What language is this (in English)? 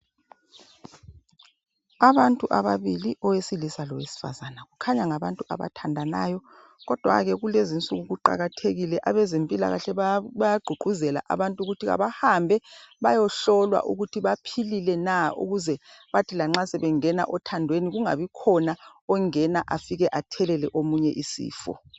North Ndebele